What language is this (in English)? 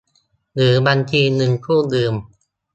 Thai